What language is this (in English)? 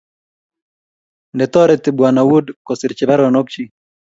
Kalenjin